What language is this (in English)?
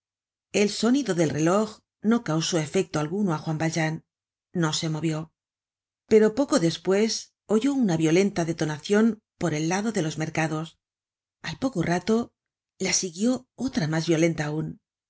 Spanish